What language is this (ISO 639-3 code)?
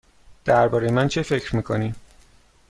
fas